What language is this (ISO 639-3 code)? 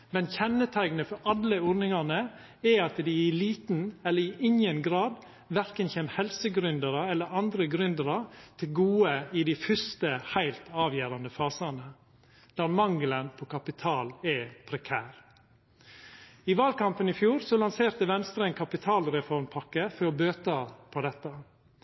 nno